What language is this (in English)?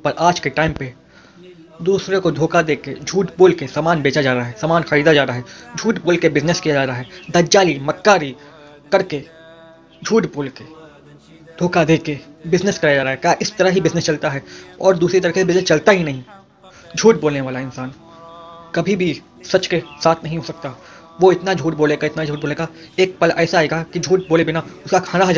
Hindi